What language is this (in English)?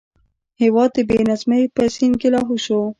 Pashto